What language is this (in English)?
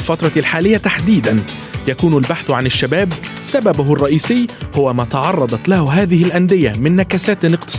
Arabic